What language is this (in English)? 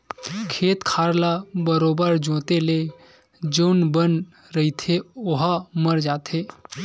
Chhattisgarhi